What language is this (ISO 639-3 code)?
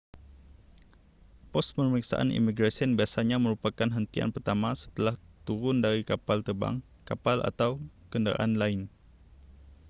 msa